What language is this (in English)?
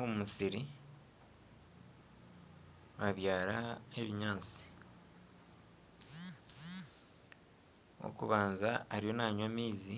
Nyankole